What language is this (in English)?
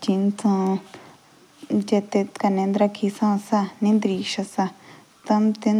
Jaunsari